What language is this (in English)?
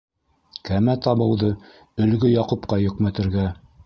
Bashkir